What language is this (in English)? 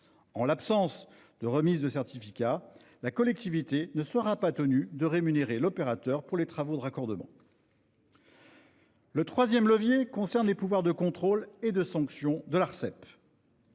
French